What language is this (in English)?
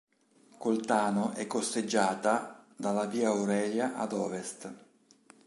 Italian